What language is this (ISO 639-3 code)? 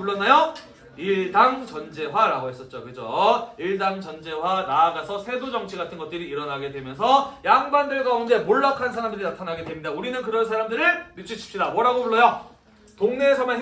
kor